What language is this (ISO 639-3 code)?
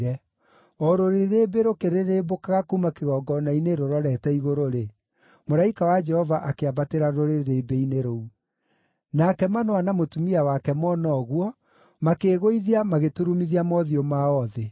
kik